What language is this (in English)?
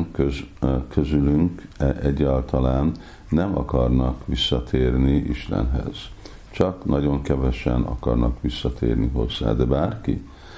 Hungarian